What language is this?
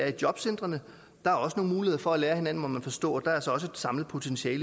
Danish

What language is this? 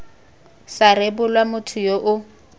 Tswana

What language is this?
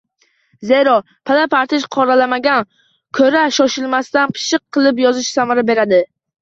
Uzbek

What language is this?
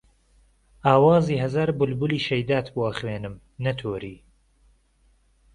Central Kurdish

